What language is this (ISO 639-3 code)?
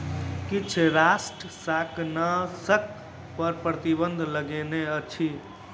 mai